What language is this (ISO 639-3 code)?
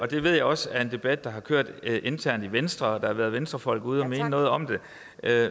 dan